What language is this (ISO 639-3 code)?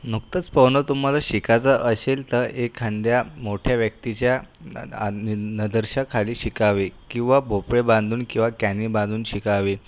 mar